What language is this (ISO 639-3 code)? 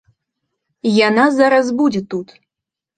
bel